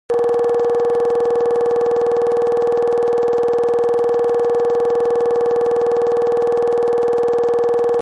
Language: Kabardian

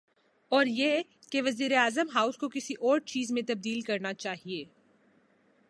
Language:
Urdu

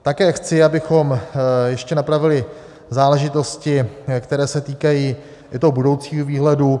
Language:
Czech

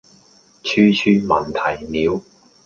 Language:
Cantonese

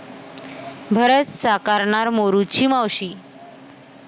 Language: Marathi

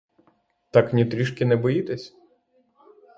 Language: Ukrainian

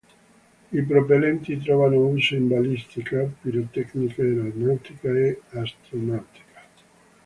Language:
Italian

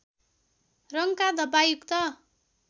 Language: Nepali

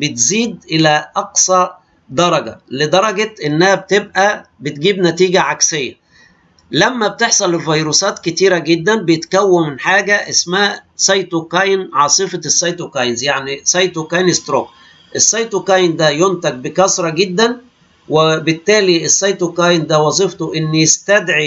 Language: Arabic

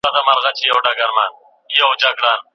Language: Pashto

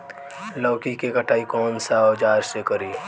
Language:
Bhojpuri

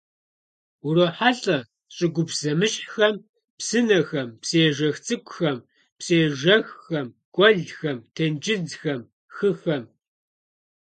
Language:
Kabardian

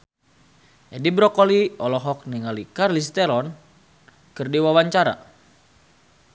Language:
Sundanese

